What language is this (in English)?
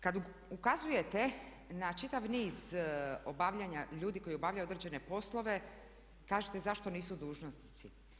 Croatian